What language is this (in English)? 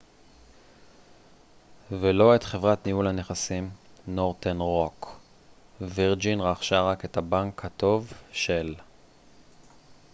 Hebrew